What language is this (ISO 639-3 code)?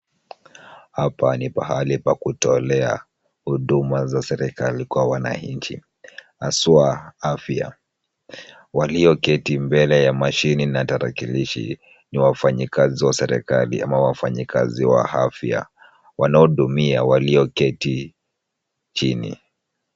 swa